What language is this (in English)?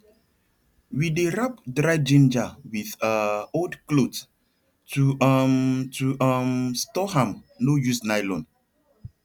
Nigerian Pidgin